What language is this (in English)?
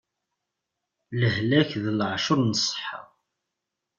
Kabyle